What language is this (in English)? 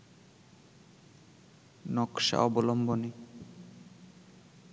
Bangla